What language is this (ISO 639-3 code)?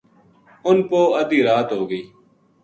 gju